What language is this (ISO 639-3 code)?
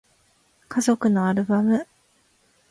jpn